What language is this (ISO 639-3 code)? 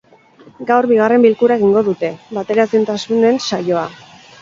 eus